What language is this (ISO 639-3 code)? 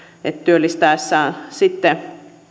fin